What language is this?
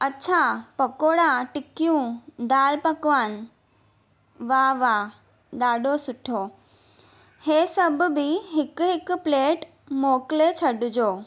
Sindhi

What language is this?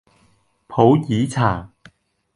Cantonese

